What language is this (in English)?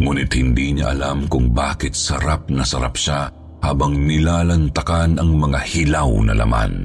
Filipino